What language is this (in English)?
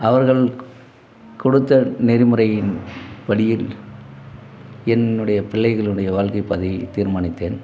Tamil